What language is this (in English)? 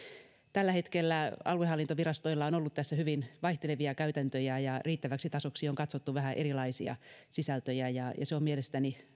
Finnish